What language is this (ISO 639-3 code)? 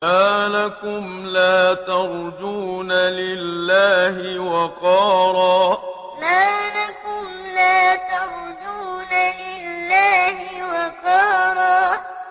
ara